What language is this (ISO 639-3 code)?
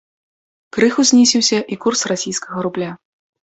bel